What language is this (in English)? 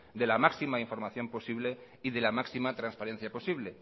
Spanish